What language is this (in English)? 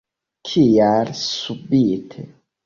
Esperanto